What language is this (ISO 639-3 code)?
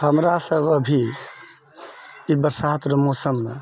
mai